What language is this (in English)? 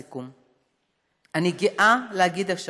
Hebrew